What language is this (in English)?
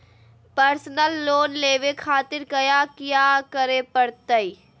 Magahi